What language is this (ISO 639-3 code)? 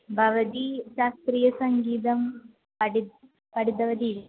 san